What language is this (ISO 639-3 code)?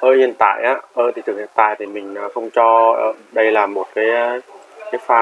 vie